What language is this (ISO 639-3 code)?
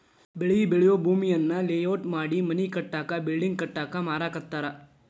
kan